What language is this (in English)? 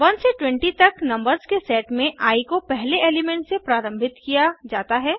Hindi